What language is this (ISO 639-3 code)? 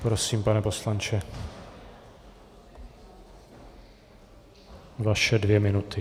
ces